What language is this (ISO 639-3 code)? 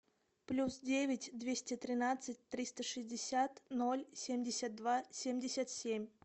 rus